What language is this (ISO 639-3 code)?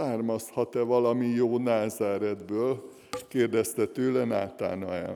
hun